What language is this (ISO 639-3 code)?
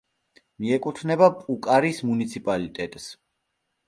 kat